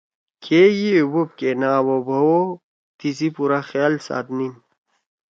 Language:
Torwali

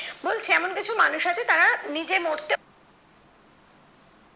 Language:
Bangla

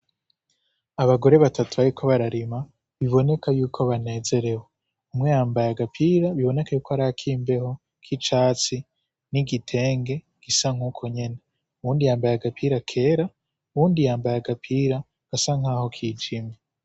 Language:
Rundi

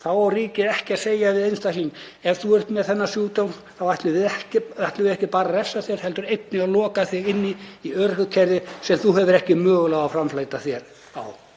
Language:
Icelandic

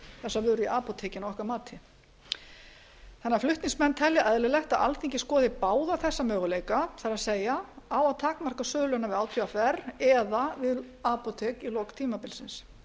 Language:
Icelandic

